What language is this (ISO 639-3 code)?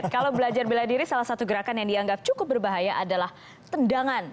ind